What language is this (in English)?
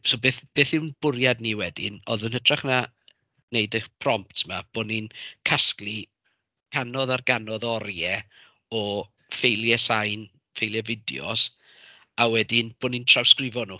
Welsh